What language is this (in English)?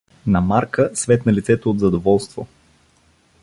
Bulgarian